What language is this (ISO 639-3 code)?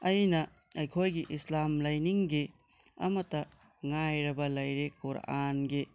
mni